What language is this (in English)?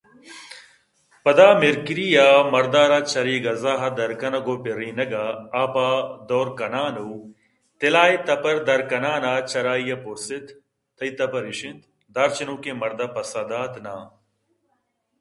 Eastern Balochi